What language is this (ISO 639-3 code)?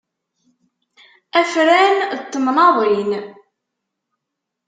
kab